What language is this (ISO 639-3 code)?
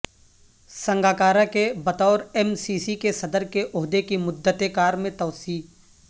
urd